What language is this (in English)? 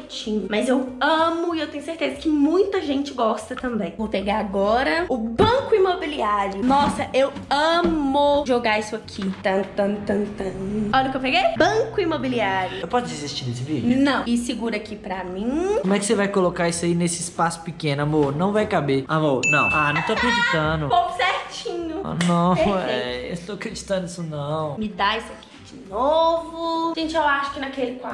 Portuguese